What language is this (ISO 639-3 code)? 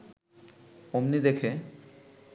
ben